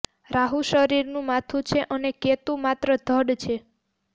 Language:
Gujarati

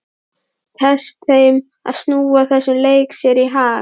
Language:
Icelandic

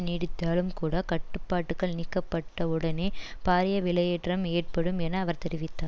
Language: Tamil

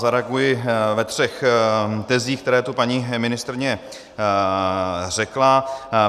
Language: Czech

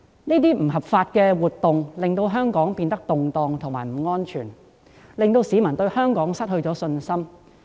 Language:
Cantonese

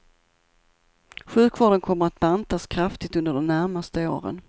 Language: Swedish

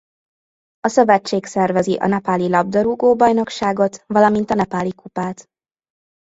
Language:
Hungarian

